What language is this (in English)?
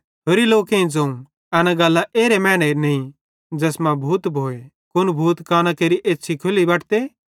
Bhadrawahi